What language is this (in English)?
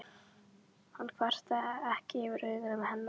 Icelandic